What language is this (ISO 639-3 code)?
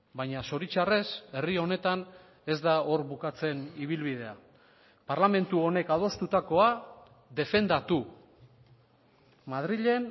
eus